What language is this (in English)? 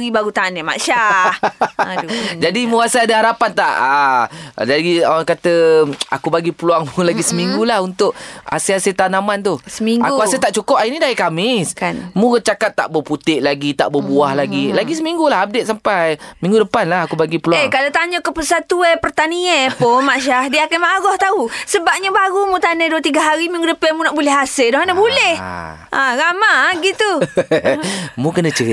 Malay